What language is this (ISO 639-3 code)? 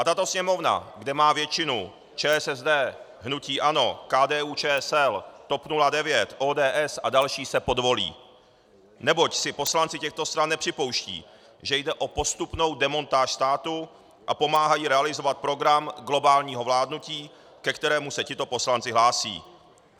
ces